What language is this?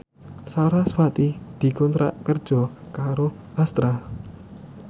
Javanese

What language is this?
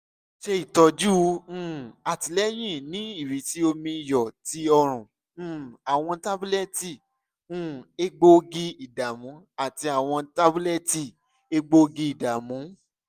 Yoruba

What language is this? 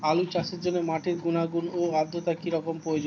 Bangla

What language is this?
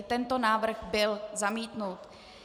Czech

